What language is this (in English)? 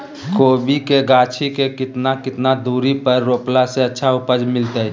Magahi